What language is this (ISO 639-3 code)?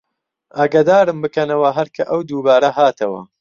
ckb